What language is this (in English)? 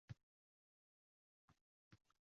Uzbek